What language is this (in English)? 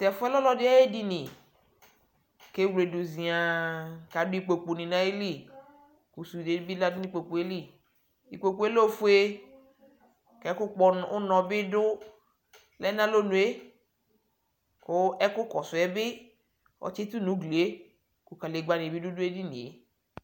Ikposo